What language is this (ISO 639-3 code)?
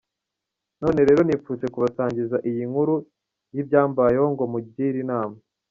kin